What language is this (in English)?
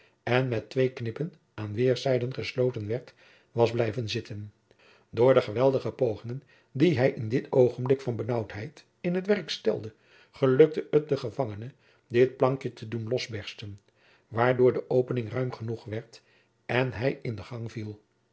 Dutch